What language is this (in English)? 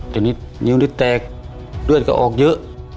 Thai